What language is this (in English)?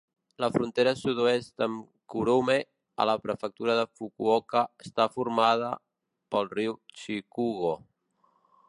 Catalan